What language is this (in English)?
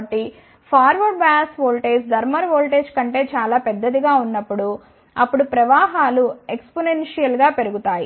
Telugu